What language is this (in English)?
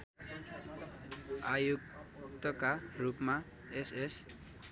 Nepali